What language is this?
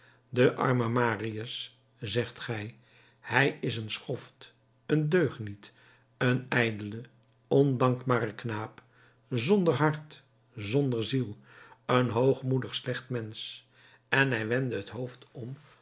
Dutch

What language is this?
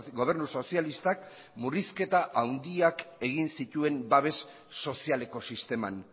Basque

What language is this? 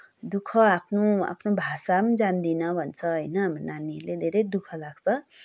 Nepali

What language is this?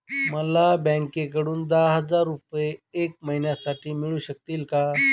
Marathi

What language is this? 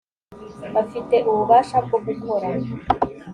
Kinyarwanda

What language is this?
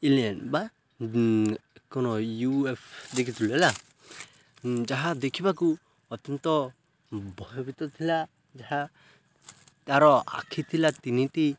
Odia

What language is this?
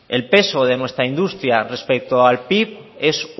Spanish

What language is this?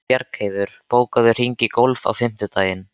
Icelandic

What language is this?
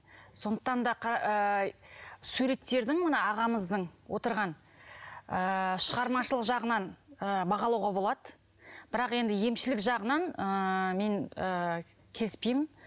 Kazakh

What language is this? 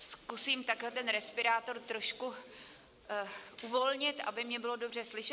Czech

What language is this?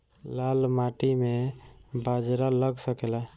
Bhojpuri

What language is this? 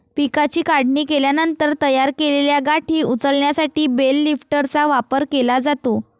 Marathi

